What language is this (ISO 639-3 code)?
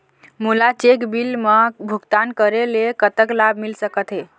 hne